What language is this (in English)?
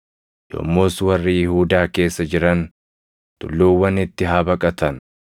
Oromo